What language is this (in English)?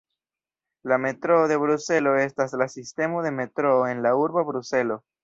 Esperanto